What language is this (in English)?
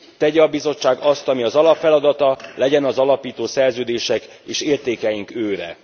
Hungarian